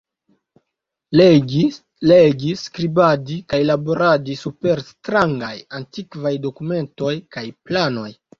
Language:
Esperanto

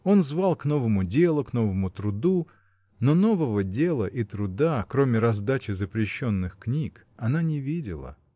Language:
Russian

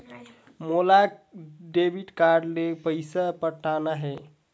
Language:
Chhattisgarhi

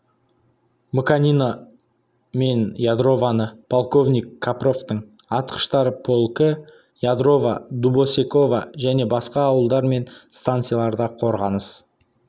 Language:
Kazakh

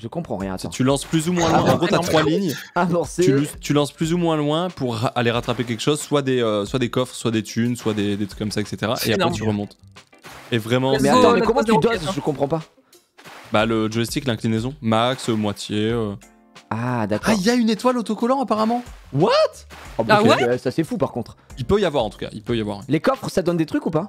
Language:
French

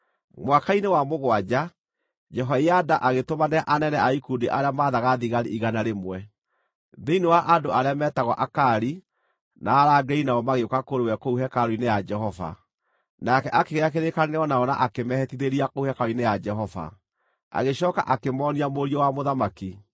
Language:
Kikuyu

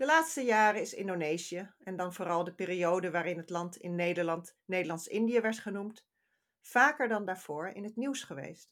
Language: Dutch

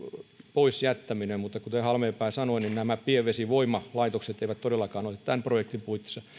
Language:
Finnish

